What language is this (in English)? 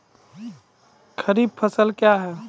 Maithili